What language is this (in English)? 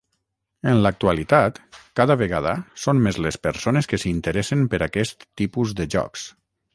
Catalan